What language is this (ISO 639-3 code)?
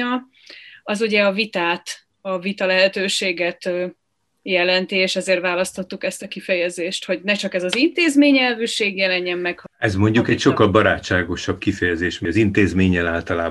hun